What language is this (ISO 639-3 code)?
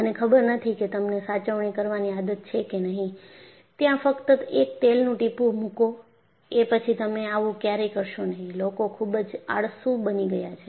guj